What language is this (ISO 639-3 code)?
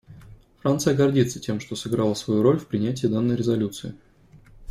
rus